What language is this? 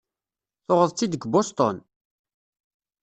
Kabyle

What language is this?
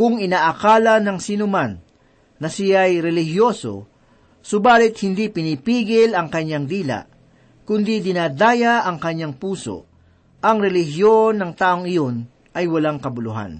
Filipino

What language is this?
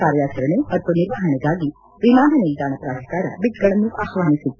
Kannada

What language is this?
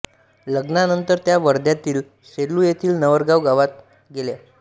Marathi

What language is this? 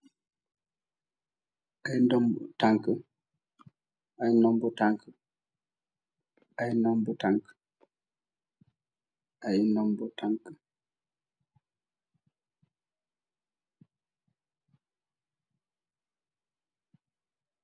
Wolof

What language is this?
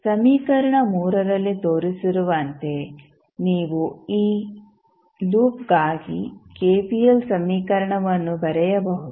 Kannada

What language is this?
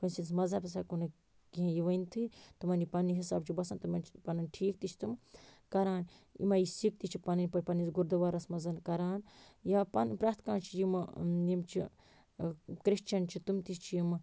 Kashmiri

